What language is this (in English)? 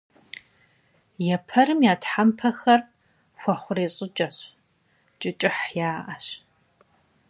Kabardian